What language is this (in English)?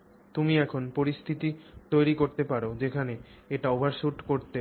Bangla